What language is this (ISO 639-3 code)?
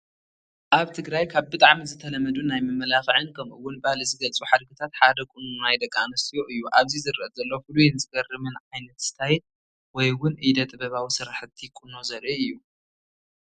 tir